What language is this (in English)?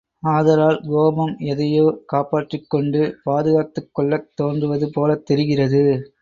Tamil